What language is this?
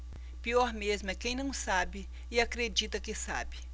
Portuguese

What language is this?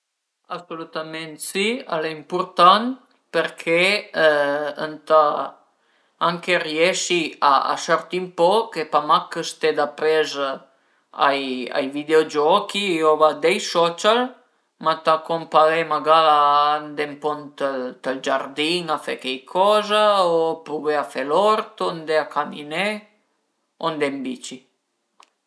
Piedmontese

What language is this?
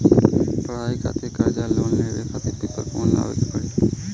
Bhojpuri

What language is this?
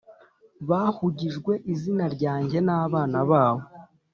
Kinyarwanda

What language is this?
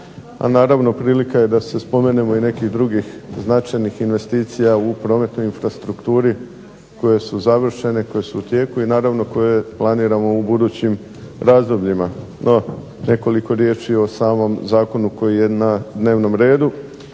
Croatian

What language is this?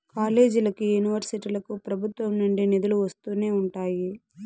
Telugu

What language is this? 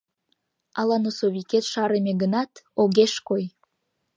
Mari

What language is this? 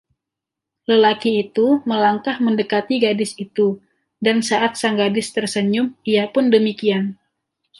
Indonesian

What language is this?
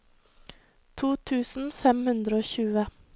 Norwegian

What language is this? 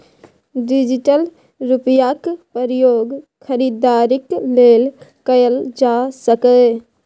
Maithili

